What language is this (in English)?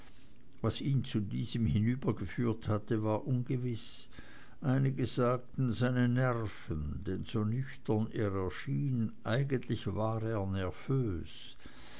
German